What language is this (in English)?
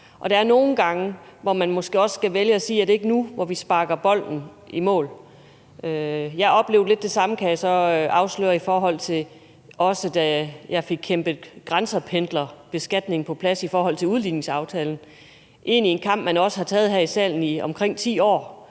Danish